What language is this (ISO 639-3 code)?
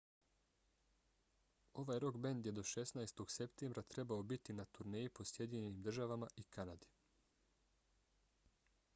bos